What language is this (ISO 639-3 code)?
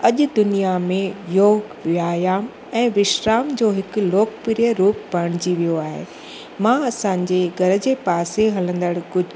snd